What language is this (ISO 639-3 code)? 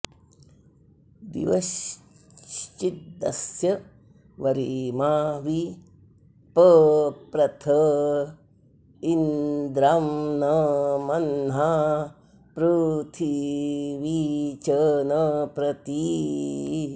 san